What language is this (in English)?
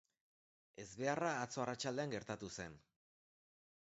Basque